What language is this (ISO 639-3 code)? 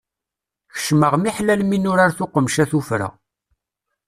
kab